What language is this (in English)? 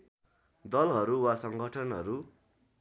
Nepali